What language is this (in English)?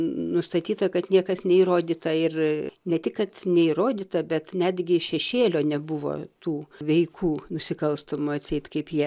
Lithuanian